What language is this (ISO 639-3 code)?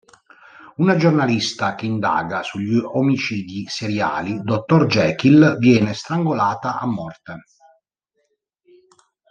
ita